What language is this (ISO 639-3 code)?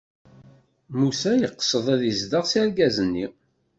kab